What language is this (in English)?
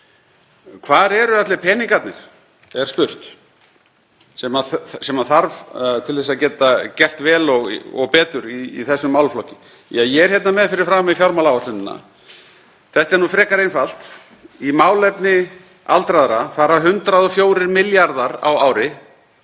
Icelandic